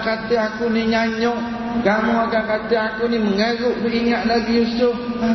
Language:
Malay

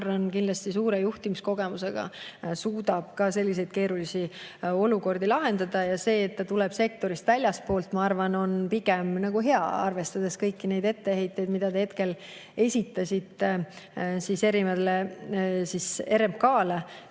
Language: Estonian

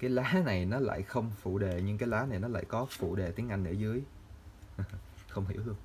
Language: Vietnamese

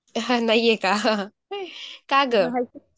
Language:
Marathi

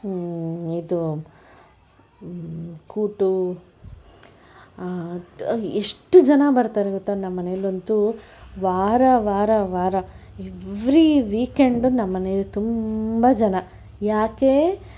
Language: Kannada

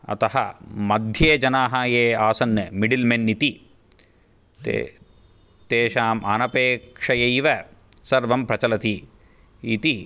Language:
Sanskrit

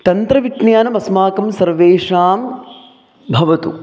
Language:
Sanskrit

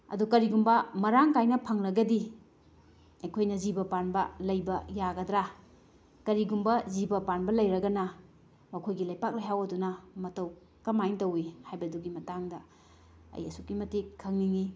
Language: Manipuri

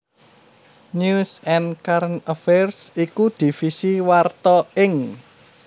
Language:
Javanese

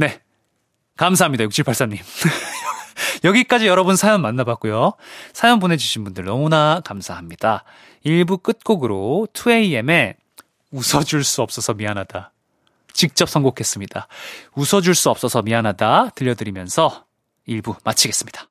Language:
Korean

